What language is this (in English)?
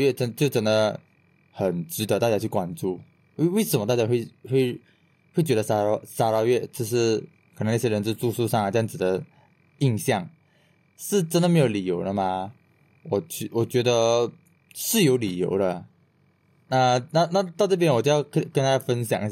Chinese